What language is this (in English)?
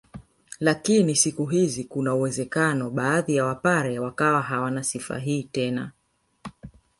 Swahili